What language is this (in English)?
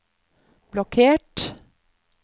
Norwegian